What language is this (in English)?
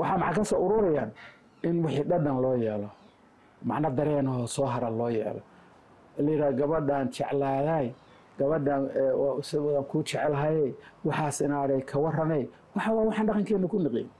Arabic